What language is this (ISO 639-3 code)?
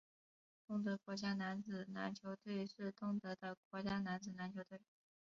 zho